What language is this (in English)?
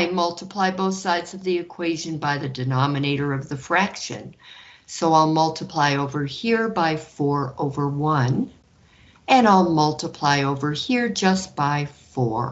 English